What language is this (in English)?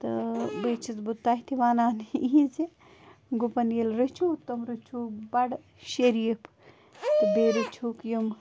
Kashmiri